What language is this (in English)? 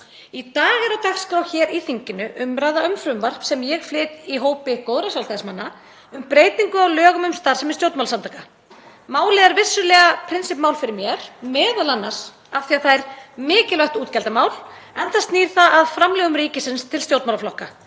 Icelandic